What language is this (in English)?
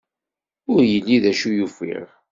Kabyle